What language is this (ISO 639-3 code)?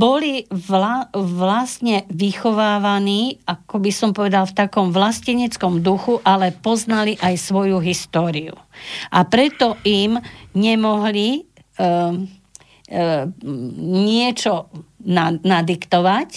slk